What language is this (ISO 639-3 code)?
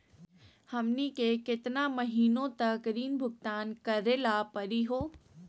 mag